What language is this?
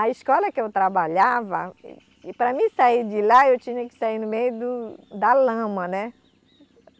Portuguese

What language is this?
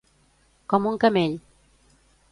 Catalan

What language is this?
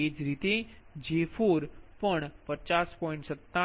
Gujarati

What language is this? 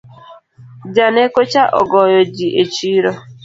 Luo (Kenya and Tanzania)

